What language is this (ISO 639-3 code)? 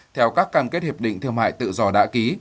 vie